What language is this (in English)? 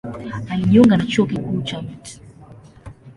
Swahili